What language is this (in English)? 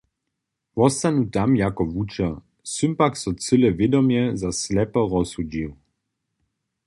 Upper Sorbian